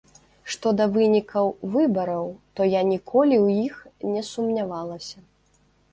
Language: Belarusian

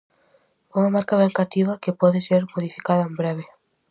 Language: Galician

